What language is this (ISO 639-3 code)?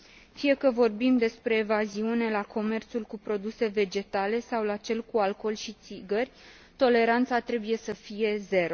ron